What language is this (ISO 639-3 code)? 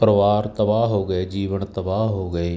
pan